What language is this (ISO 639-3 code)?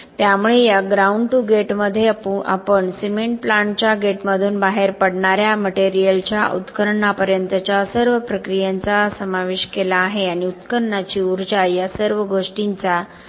mar